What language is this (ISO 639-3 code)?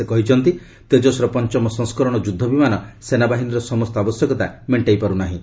ori